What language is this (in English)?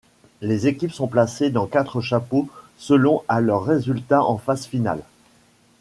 French